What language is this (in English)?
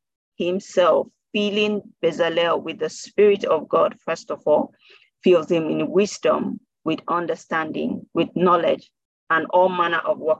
English